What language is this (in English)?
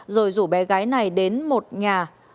Vietnamese